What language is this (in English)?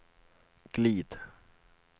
Swedish